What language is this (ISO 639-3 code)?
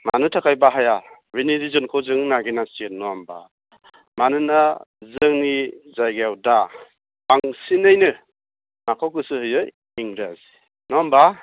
brx